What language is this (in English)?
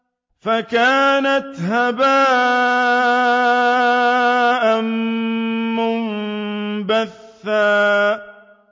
Arabic